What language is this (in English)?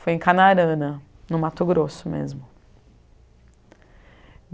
Portuguese